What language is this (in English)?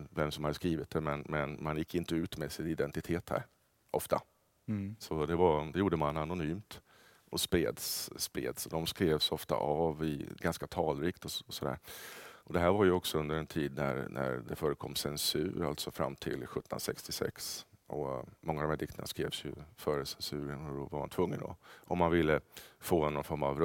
Swedish